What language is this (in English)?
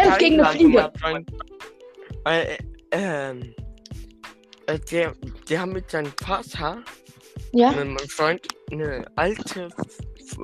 German